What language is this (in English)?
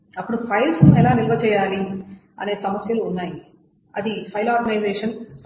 Telugu